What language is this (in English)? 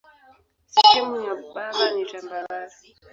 Swahili